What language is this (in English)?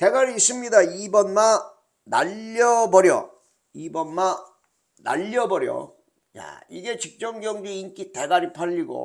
Korean